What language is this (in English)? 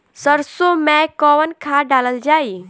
Bhojpuri